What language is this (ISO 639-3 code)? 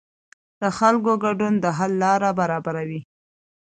pus